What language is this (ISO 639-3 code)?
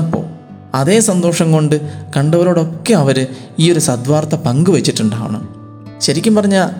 mal